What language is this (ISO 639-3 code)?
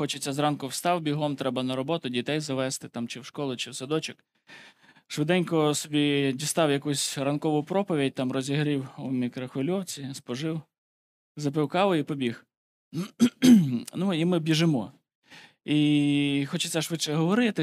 ukr